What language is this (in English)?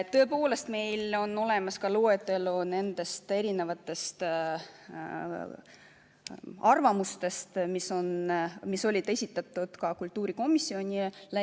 Estonian